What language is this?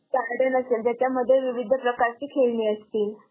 Marathi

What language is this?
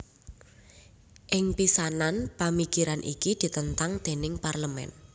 Javanese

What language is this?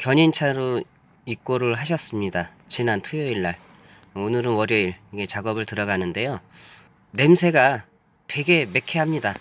Korean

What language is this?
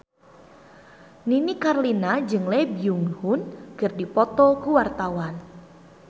Sundanese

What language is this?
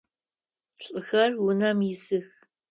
Adyghe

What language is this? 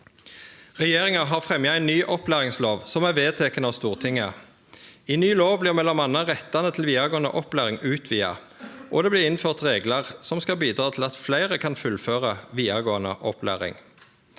Norwegian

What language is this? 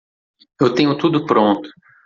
Portuguese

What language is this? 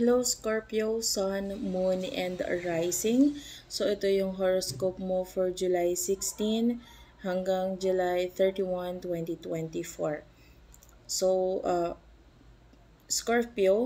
Filipino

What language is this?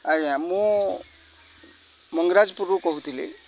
Odia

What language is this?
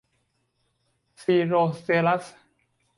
Thai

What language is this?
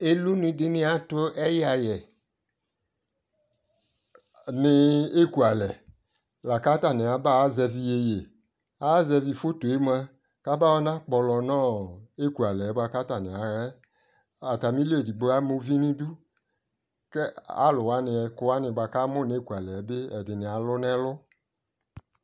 Ikposo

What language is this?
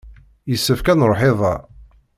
Kabyle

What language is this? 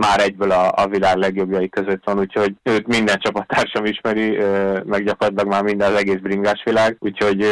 Hungarian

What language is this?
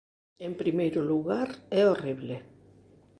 Galician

